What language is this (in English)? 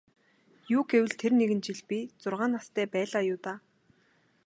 Mongolian